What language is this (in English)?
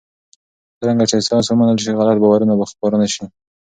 Pashto